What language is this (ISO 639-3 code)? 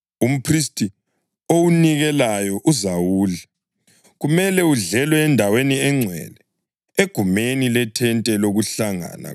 nde